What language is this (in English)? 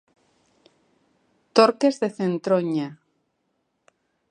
Galician